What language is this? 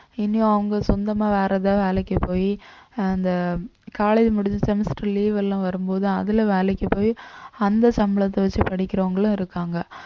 Tamil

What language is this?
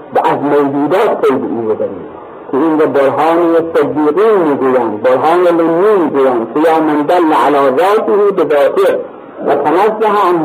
Persian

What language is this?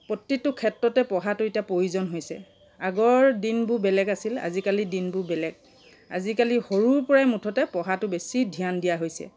Assamese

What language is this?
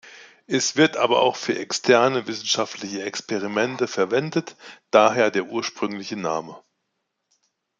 German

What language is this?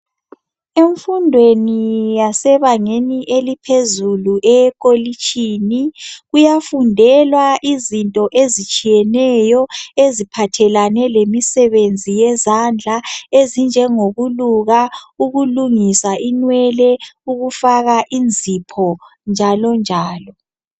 North Ndebele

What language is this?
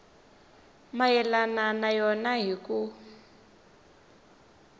Tsonga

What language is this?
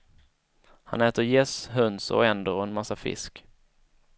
Swedish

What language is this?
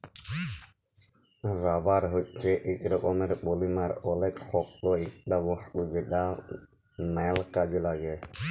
Bangla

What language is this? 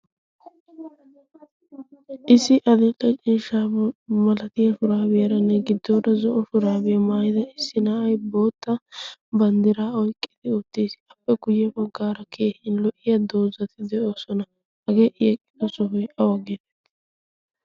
Wolaytta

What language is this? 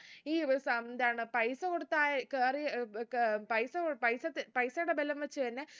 Malayalam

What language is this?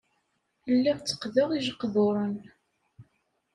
Kabyle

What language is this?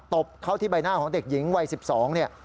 Thai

